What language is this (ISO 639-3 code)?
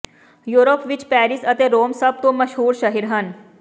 pan